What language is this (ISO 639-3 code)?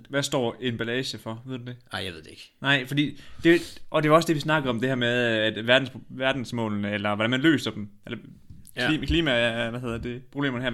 dan